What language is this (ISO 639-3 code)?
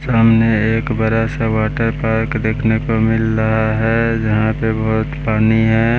hin